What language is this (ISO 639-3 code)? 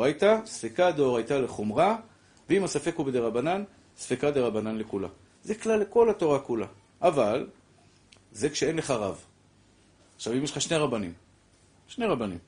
heb